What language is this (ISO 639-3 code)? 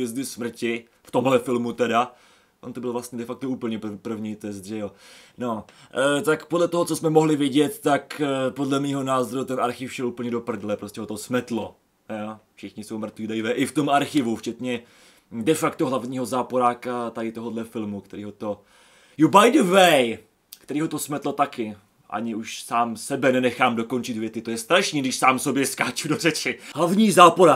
ces